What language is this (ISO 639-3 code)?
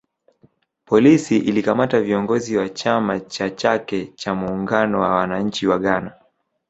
swa